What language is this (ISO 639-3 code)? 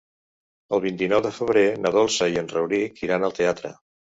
cat